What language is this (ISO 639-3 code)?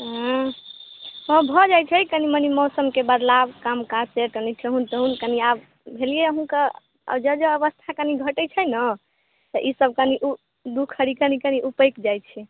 mai